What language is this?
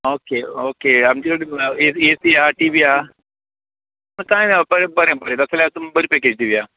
Konkani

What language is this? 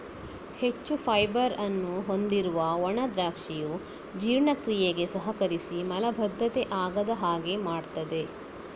Kannada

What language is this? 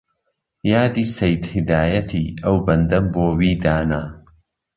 Central Kurdish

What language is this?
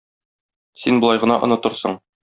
Tatar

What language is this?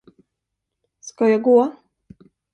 Swedish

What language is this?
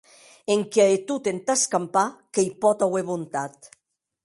Occitan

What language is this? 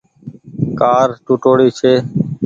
Goaria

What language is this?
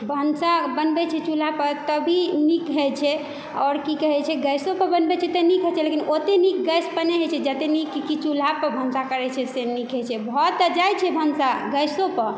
Maithili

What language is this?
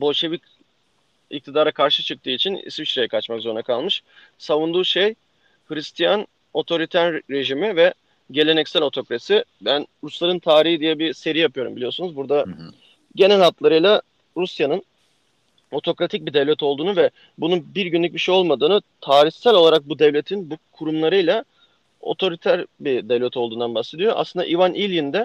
Turkish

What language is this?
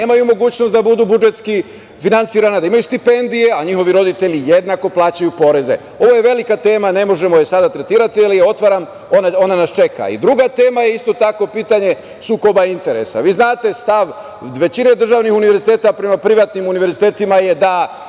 Serbian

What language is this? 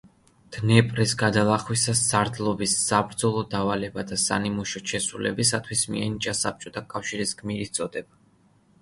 Georgian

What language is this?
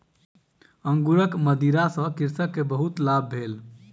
Maithili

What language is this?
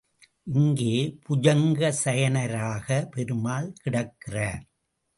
Tamil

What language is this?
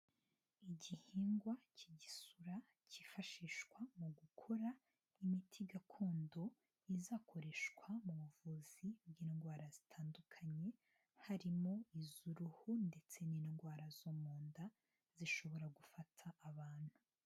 Kinyarwanda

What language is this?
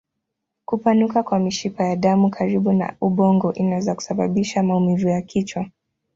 Swahili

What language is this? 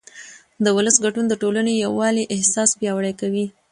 Pashto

